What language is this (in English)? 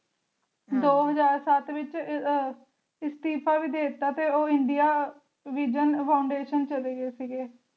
Punjabi